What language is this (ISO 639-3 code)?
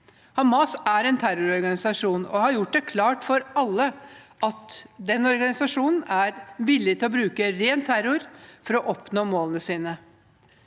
nor